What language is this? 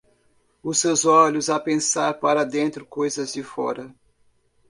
Portuguese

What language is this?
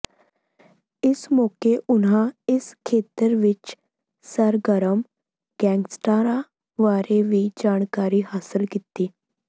Punjabi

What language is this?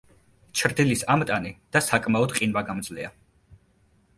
Georgian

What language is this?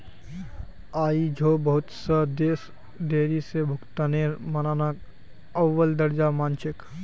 Magahi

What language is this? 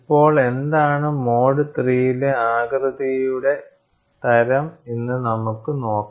Malayalam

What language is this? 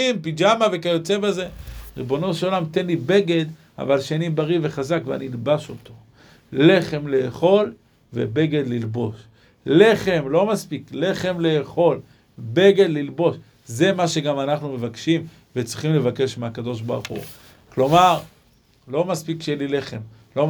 Hebrew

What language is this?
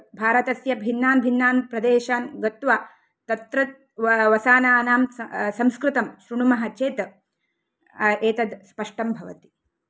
Sanskrit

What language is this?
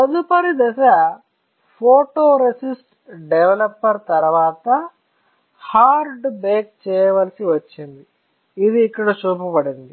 Telugu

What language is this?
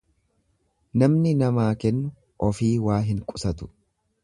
Oromo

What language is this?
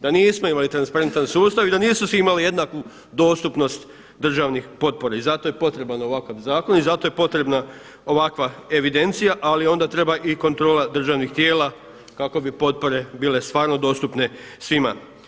Croatian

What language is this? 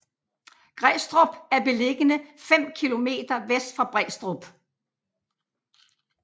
Danish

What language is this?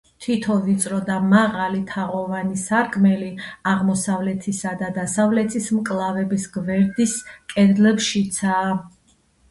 Georgian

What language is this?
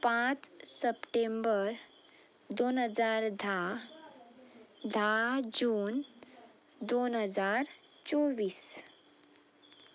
Konkani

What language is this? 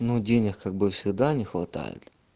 Russian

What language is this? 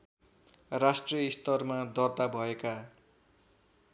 Nepali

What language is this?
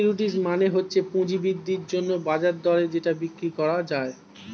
Bangla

